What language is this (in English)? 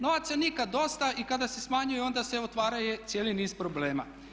Croatian